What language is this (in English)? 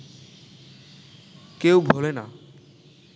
Bangla